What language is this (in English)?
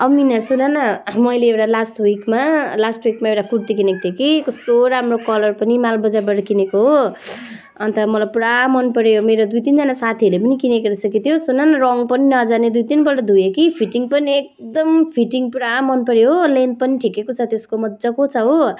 Nepali